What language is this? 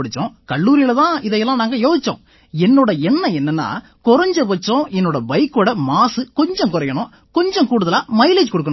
Tamil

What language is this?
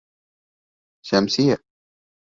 Bashkir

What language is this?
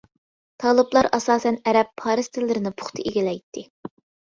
Uyghur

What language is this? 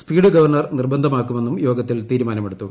Malayalam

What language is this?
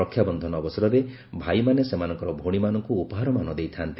Odia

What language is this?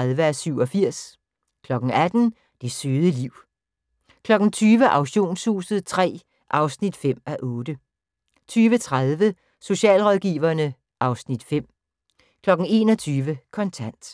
Danish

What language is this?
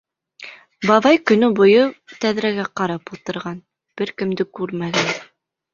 Bashkir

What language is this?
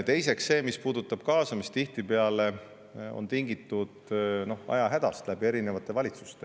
Estonian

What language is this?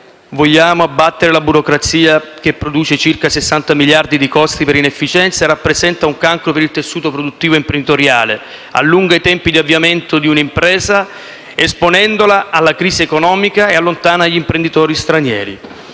Italian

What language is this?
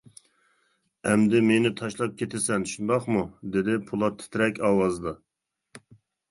Uyghur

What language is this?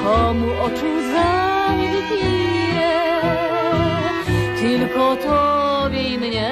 Polish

